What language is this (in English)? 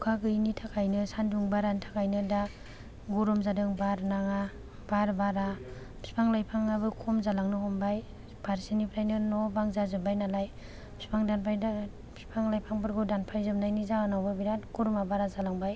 Bodo